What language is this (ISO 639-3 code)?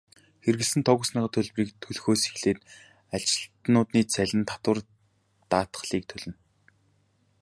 mon